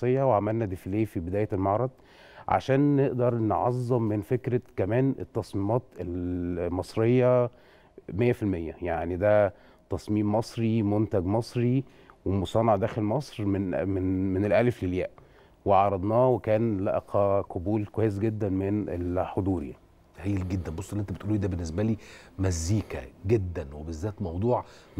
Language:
Arabic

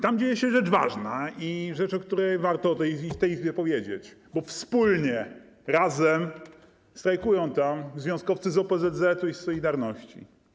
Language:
Polish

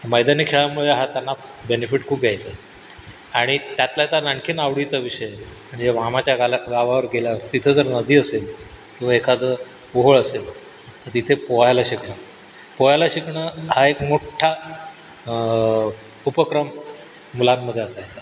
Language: Marathi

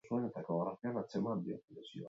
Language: Basque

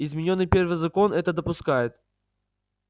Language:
Russian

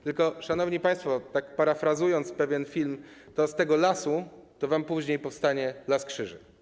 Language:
Polish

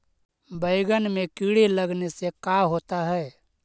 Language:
Magahi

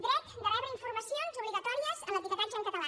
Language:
Catalan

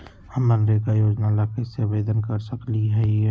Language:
Magahi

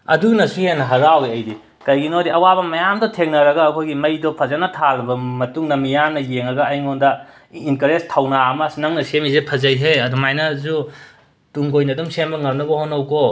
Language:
Manipuri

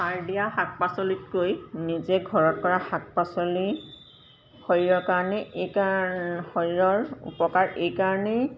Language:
Assamese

